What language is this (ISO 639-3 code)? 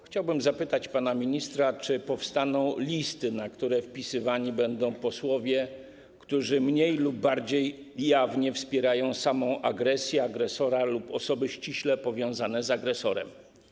pol